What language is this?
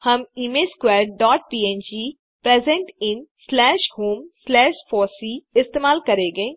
Hindi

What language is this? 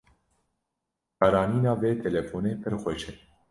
Kurdish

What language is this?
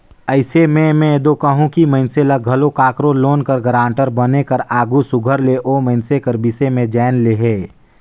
Chhattisgarhi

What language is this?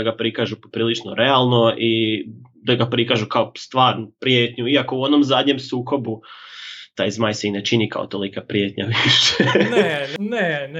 Croatian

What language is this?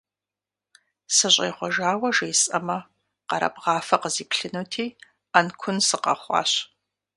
Kabardian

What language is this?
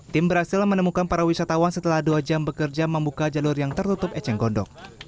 Indonesian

